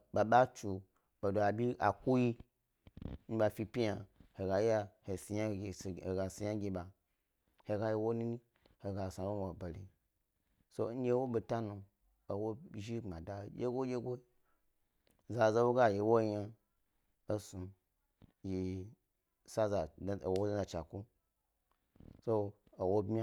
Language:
Gbari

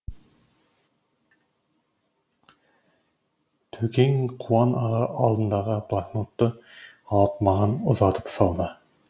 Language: Kazakh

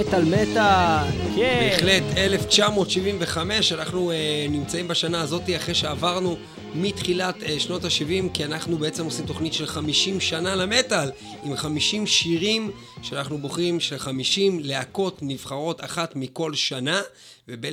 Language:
Hebrew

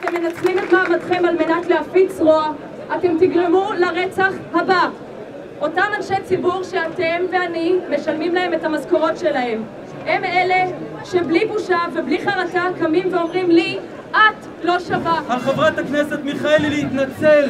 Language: Hebrew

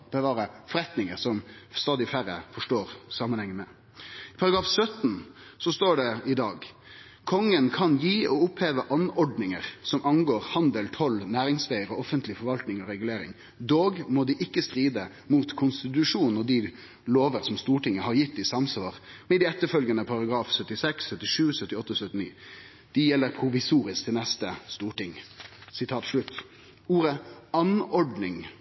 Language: Norwegian Nynorsk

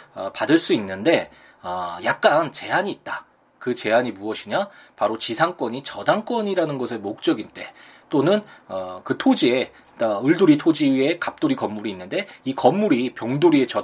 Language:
Korean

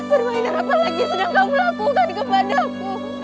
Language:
Indonesian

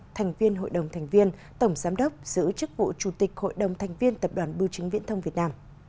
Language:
Vietnamese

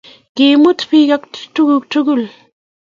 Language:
Kalenjin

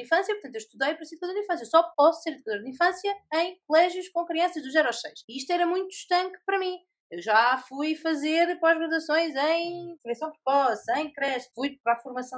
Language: Portuguese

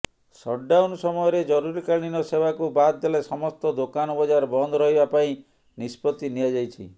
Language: Odia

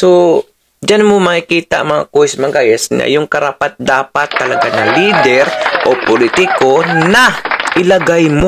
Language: Filipino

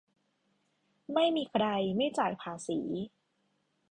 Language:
Thai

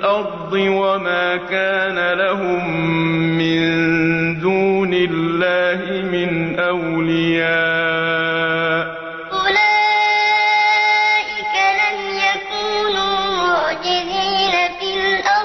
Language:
Arabic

